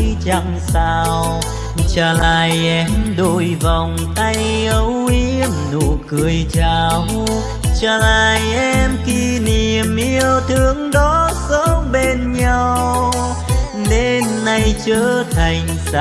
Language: Vietnamese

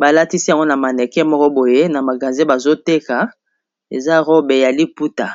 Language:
Lingala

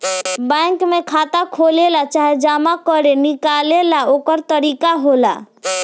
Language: Bhojpuri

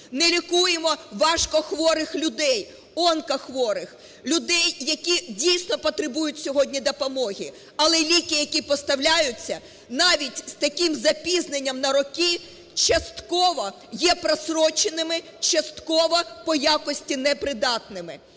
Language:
Ukrainian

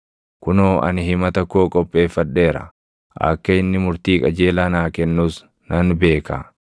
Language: Oromo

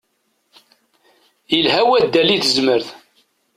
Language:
Kabyle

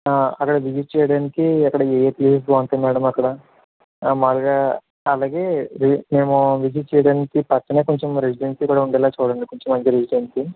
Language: Telugu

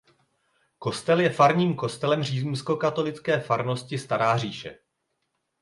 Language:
Czech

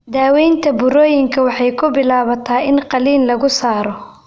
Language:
Somali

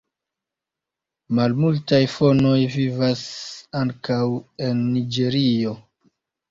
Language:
Esperanto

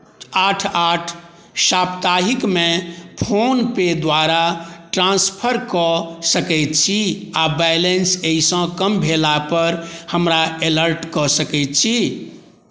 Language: Maithili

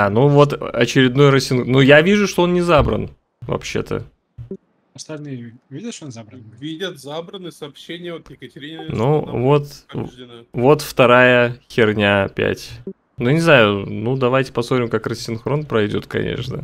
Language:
Russian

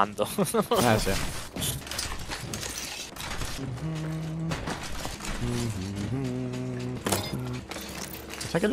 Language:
Italian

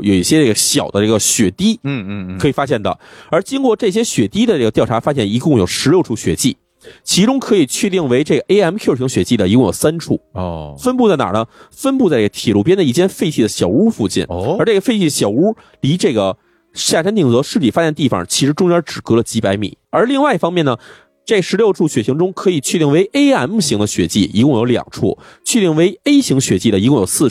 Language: Chinese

